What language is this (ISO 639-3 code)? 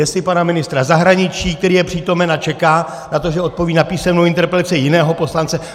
ces